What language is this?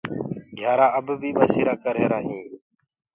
Gurgula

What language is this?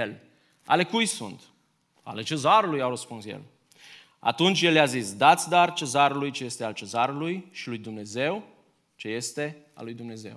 Romanian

